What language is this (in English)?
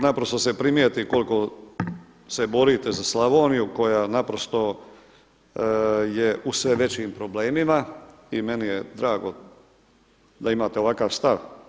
Croatian